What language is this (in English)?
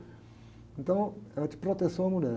Portuguese